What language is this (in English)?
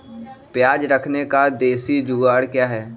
Magahi